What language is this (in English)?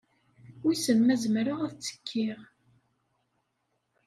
Kabyle